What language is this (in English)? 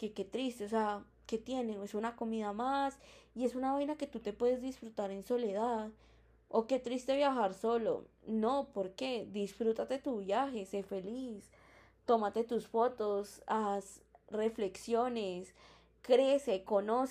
Spanish